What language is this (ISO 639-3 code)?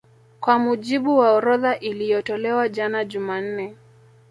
swa